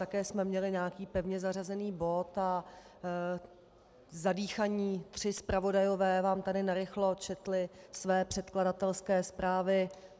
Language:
Czech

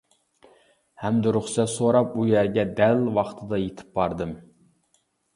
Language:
Uyghur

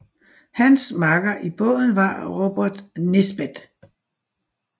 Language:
Danish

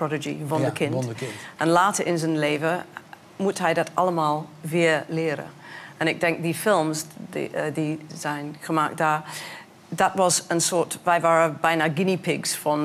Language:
Dutch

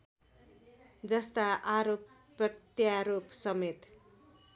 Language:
Nepali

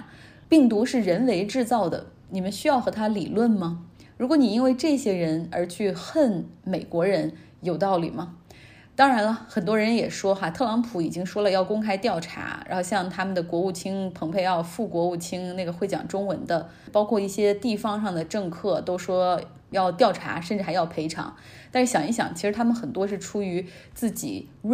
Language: Chinese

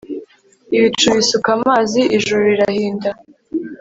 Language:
Kinyarwanda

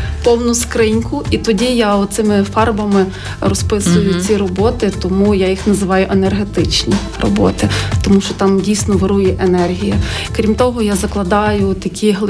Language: Ukrainian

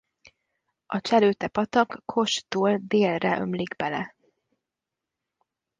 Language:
Hungarian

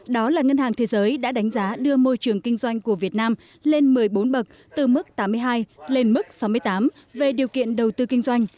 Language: Vietnamese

